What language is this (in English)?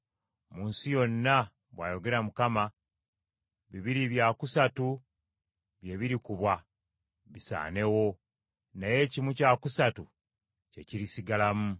Ganda